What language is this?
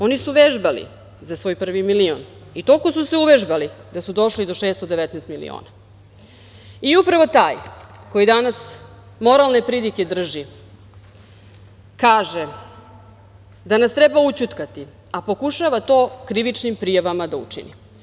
Serbian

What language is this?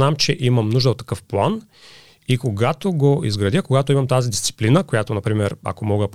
Bulgarian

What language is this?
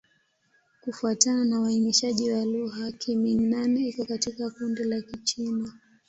Swahili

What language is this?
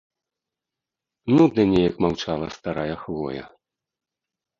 Belarusian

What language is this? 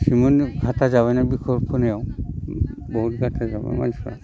Bodo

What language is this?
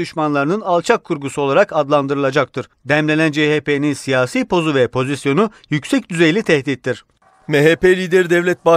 Turkish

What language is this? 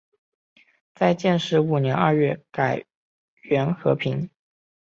Chinese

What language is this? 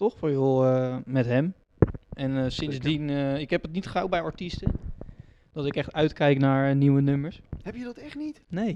Dutch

